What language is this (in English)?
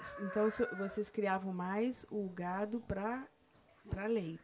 Portuguese